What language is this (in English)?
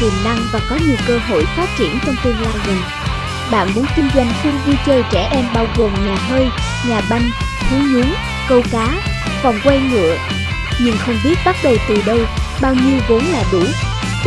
Vietnamese